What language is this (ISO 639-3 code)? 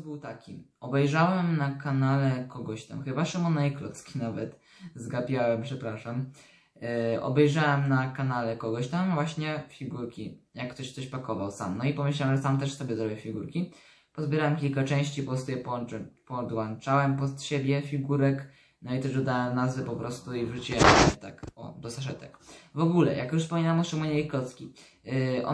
pol